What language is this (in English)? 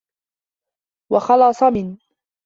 Arabic